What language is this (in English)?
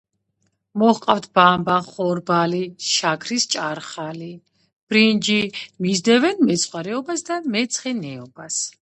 Georgian